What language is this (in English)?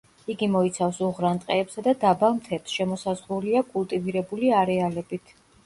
Georgian